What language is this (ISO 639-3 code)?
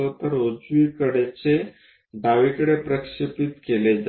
mar